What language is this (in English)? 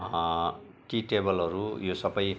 Nepali